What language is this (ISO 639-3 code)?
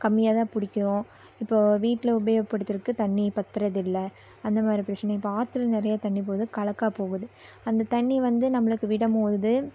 tam